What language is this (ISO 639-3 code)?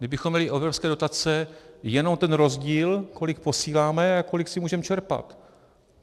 ces